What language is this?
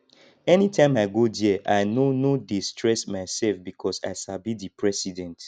Nigerian Pidgin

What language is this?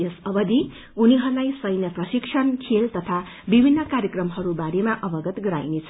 Nepali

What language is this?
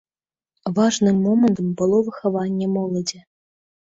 Belarusian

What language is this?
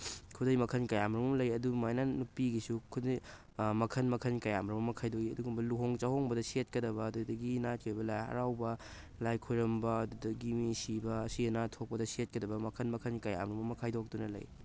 Manipuri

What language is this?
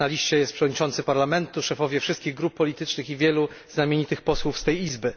Polish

